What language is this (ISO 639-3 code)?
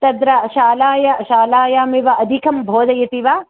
san